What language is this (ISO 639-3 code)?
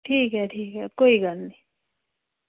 doi